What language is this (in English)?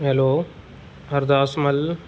Sindhi